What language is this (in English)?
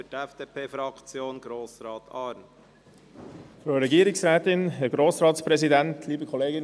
Swiss German